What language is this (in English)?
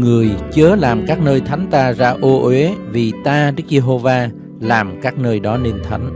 Vietnamese